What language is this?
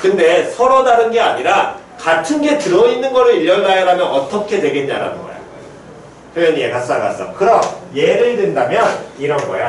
Korean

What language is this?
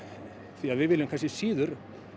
Icelandic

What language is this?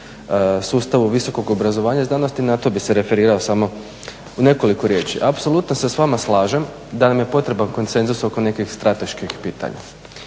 Croatian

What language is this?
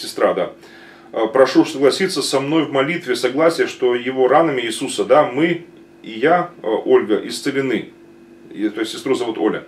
Russian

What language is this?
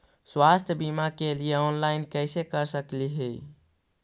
Magahi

